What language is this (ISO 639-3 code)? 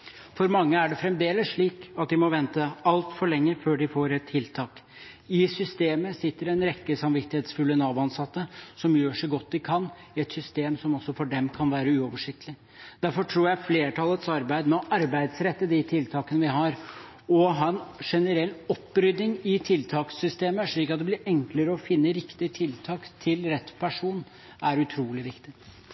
nob